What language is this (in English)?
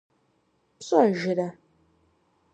Kabardian